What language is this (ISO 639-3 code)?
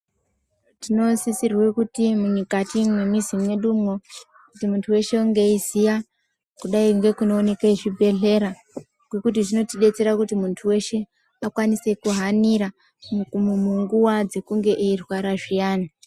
ndc